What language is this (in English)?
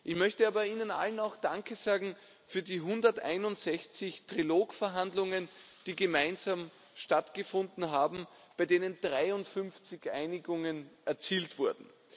German